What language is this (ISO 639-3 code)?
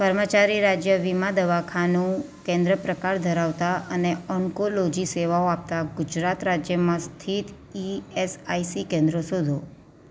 guj